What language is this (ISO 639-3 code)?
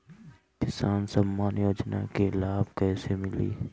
bho